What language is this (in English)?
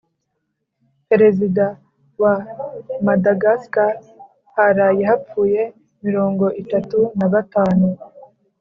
Kinyarwanda